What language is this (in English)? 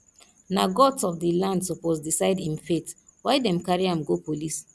Nigerian Pidgin